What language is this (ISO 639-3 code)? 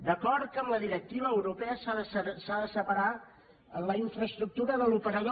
cat